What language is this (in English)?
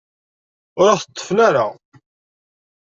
Kabyle